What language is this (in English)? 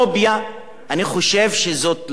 Hebrew